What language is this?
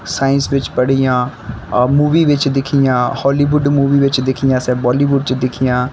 Dogri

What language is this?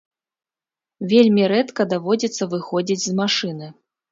Belarusian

